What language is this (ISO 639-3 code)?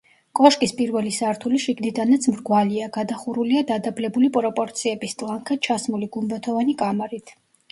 kat